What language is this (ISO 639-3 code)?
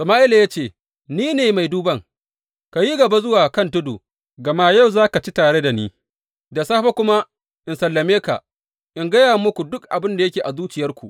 hau